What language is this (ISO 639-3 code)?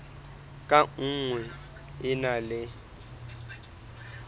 sot